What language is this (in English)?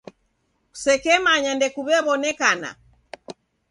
Taita